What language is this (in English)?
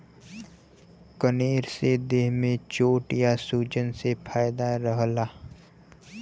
Bhojpuri